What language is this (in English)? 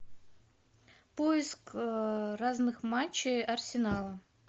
Russian